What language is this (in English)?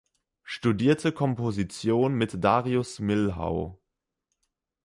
German